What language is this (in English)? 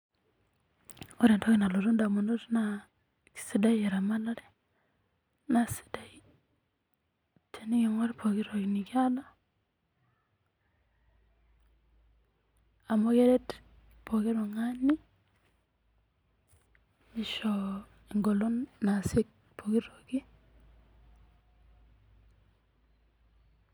Masai